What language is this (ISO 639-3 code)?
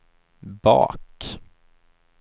swe